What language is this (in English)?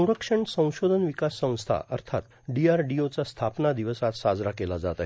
Marathi